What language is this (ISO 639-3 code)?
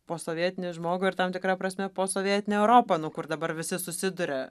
lit